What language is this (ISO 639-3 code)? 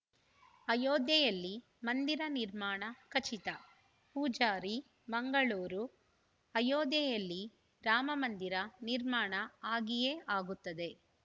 kan